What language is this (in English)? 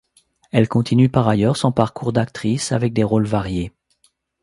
French